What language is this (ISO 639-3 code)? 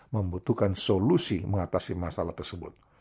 ind